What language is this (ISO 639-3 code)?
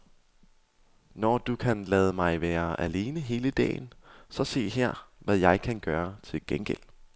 dan